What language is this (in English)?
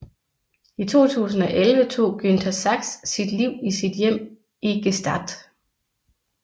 Danish